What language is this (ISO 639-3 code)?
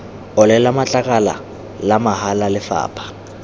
tsn